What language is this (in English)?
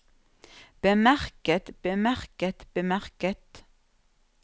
Norwegian